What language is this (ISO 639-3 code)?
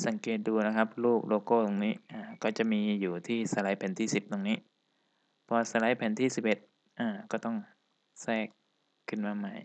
tha